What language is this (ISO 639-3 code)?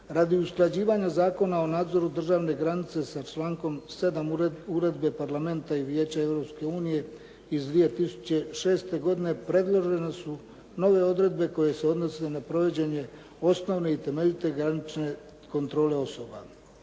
hrv